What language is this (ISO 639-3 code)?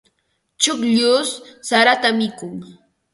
qva